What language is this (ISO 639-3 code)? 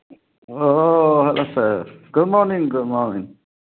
mni